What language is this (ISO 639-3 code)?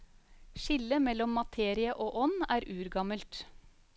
nor